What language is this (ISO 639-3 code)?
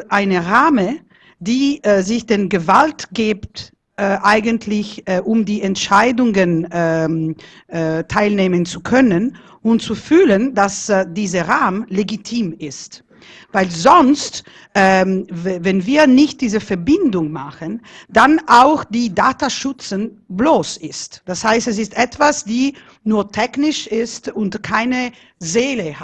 deu